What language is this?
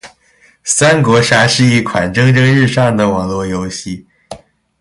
Chinese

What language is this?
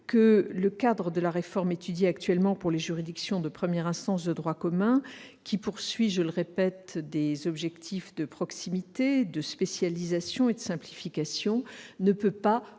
French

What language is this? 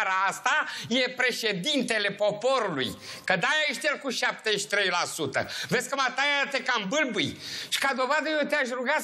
Romanian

